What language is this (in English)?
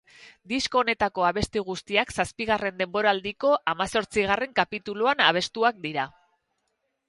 Basque